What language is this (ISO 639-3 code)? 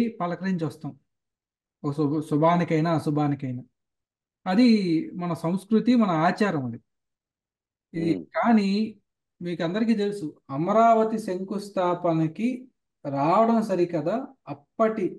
tel